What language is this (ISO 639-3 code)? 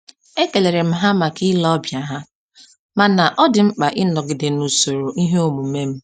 ibo